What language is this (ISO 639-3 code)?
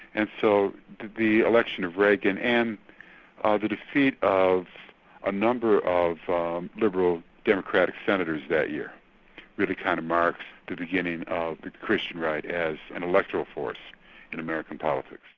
eng